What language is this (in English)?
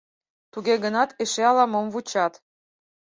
Mari